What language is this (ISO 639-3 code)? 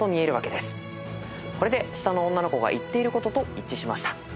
jpn